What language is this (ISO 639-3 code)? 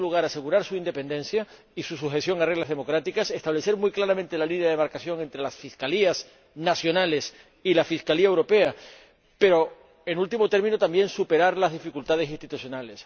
spa